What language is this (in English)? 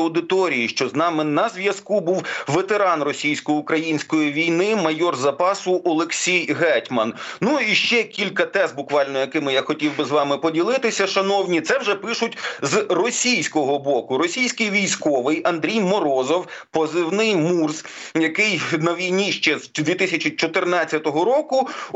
Ukrainian